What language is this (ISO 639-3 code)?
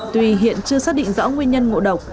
vie